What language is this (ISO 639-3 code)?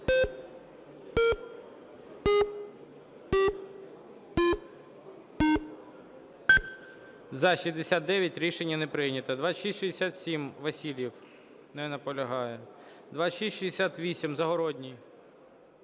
ukr